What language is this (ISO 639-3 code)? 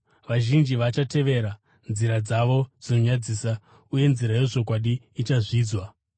sna